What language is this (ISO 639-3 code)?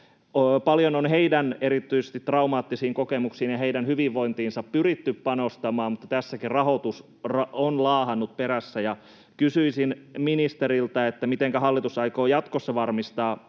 fin